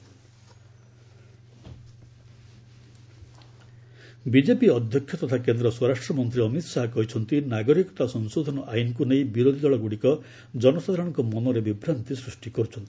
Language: Odia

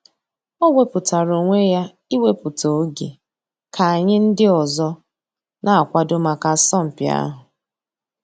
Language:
Igbo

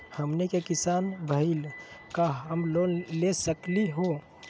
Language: Magahi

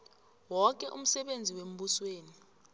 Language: South Ndebele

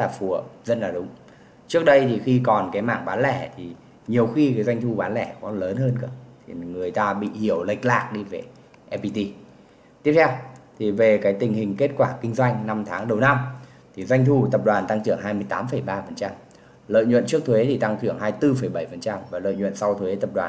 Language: Vietnamese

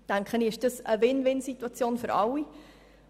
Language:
Swiss German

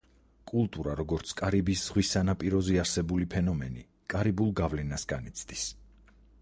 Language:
Georgian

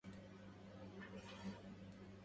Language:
Arabic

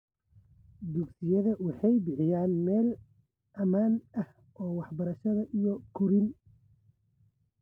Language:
Somali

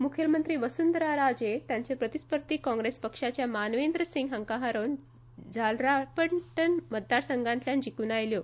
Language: Konkani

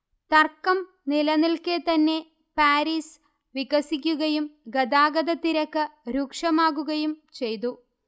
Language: Malayalam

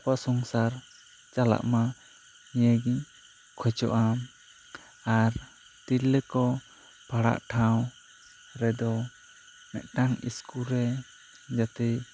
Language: Santali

